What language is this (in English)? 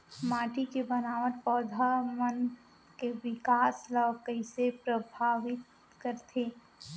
Chhattisgarhi